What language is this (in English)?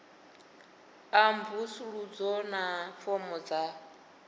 Venda